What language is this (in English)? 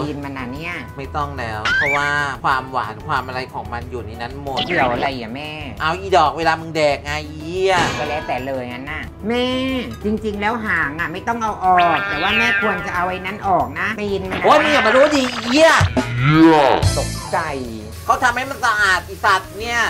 Thai